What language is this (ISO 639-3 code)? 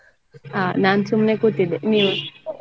kan